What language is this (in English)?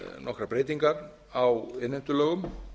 Icelandic